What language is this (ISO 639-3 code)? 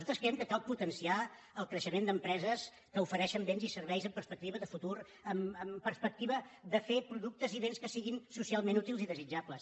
cat